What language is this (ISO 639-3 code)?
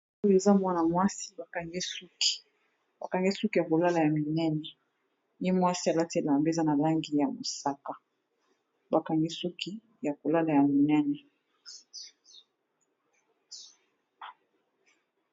lin